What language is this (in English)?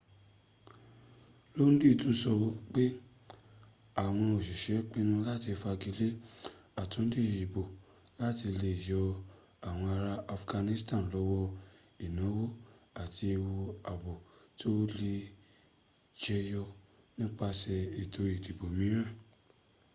Yoruba